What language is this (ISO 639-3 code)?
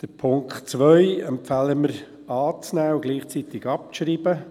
gsw